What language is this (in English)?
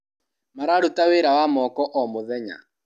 Kikuyu